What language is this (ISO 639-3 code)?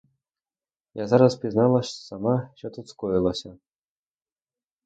ukr